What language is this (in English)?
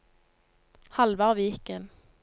Norwegian